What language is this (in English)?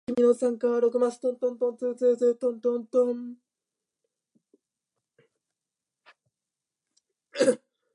Japanese